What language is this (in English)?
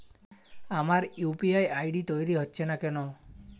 Bangla